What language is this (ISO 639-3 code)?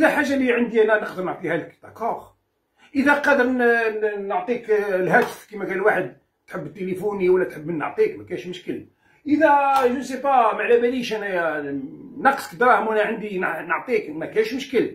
ara